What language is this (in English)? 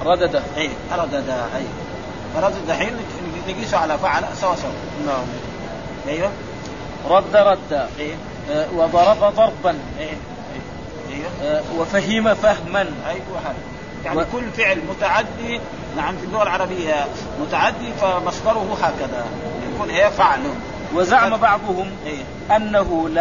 Arabic